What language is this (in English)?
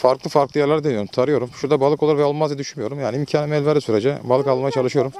Turkish